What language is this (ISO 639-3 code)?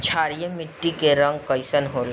bho